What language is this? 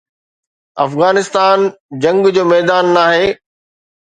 Sindhi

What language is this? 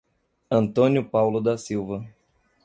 Portuguese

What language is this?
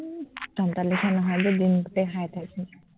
Assamese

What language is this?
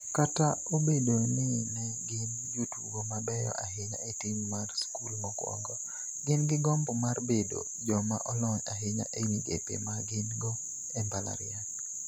Luo (Kenya and Tanzania)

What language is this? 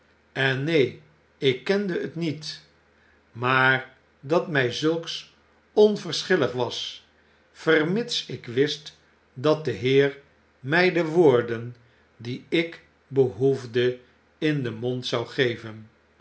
Dutch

